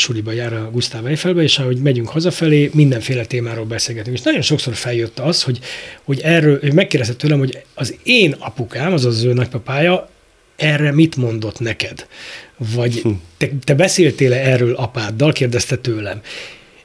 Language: Hungarian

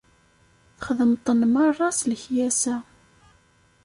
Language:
Kabyle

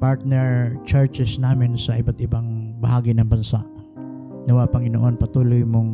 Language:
Filipino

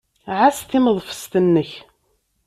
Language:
Kabyle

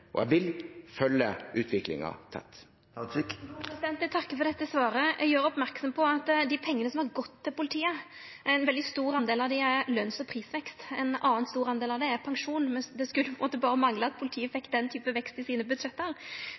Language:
Norwegian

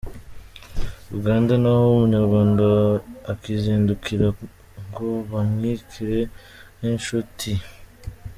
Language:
Kinyarwanda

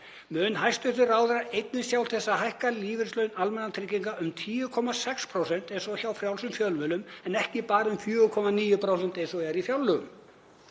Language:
Icelandic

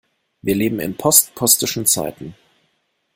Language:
German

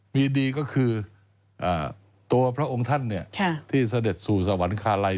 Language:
Thai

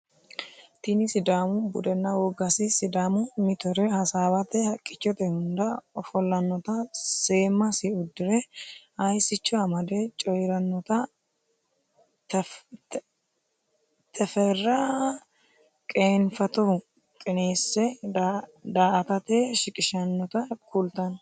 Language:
Sidamo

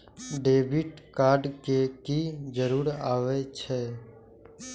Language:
Maithili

